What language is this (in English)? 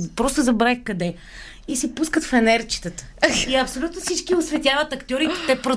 Bulgarian